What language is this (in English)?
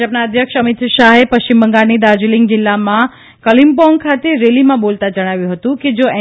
Gujarati